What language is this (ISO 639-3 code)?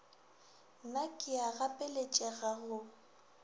nso